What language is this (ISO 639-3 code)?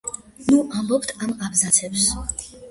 kat